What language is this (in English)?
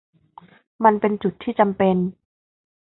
Thai